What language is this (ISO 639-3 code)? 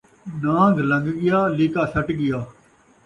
skr